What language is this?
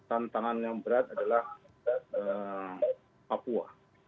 Indonesian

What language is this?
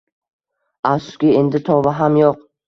Uzbek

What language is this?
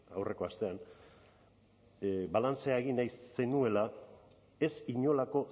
Basque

